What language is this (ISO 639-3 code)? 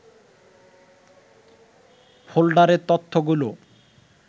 ben